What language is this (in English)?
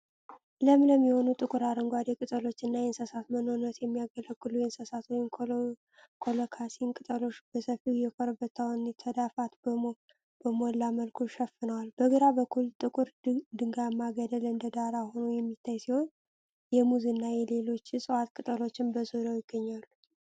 Amharic